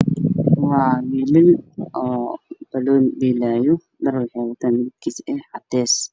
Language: Somali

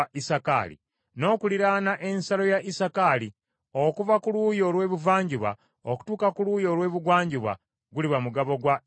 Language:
Ganda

